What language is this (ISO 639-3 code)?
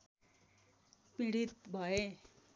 nep